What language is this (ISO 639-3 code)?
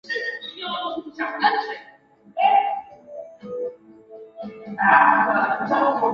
zho